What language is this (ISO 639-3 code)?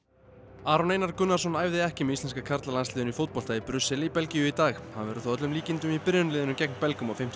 isl